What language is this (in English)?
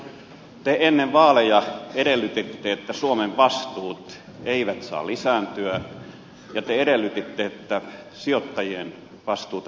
Finnish